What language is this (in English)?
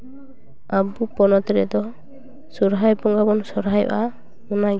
Santali